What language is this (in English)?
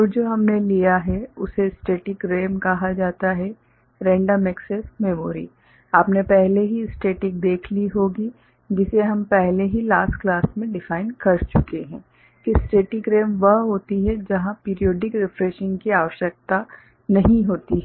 Hindi